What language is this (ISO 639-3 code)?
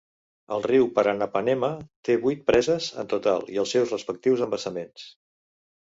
cat